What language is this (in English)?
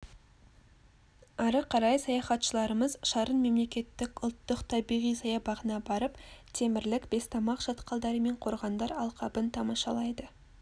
Kazakh